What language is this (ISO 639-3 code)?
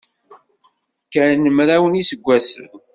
kab